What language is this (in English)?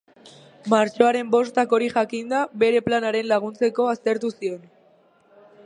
Basque